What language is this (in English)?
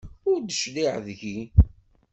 Kabyle